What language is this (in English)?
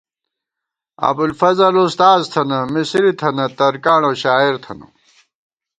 Gawar-Bati